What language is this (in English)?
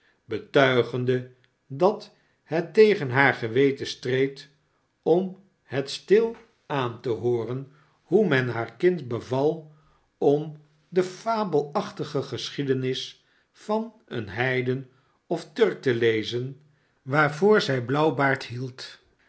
Dutch